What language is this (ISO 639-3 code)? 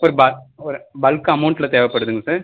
tam